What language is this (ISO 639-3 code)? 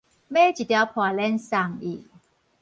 nan